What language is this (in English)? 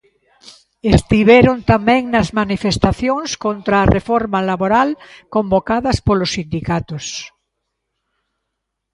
Galician